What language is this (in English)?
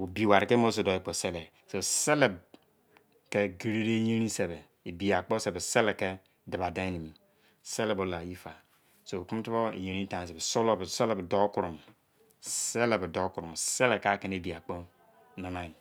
Izon